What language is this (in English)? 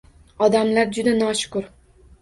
Uzbek